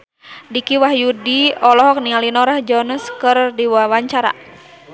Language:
Sundanese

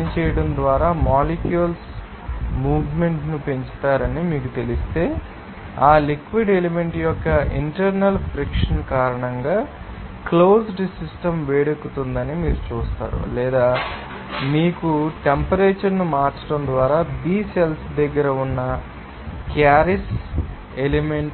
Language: Telugu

